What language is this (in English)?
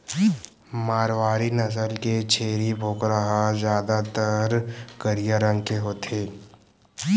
Chhattisgarhi